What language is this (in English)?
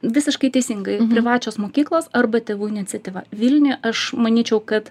Lithuanian